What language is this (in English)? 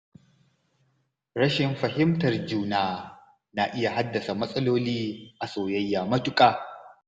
Hausa